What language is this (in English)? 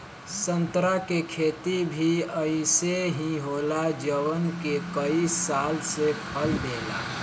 Bhojpuri